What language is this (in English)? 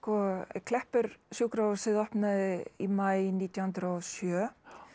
Icelandic